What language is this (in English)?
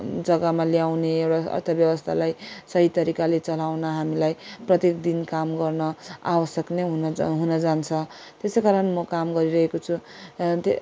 Nepali